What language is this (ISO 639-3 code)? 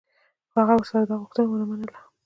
pus